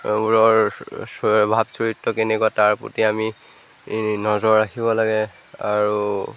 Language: Assamese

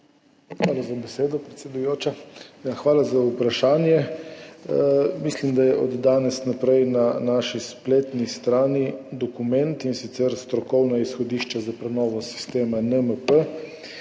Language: Slovenian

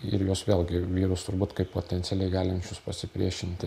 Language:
Lithuanian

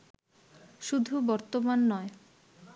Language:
Bangla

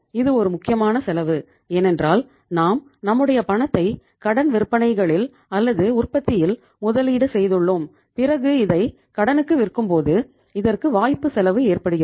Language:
Tamil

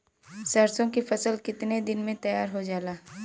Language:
Bhojpuri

